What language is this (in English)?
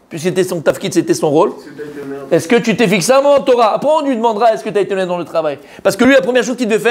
French